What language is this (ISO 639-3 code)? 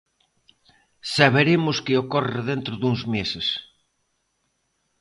glg